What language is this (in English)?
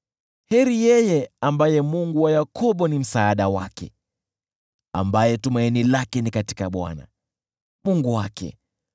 Swahili